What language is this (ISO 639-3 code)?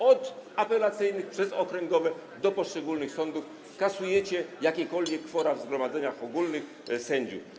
pol